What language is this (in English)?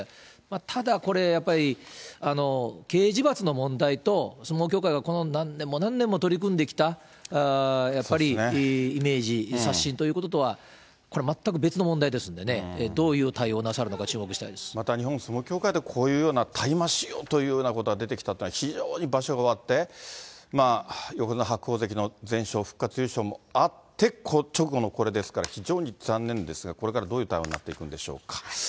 Japanese